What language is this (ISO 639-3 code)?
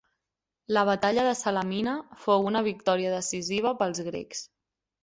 cat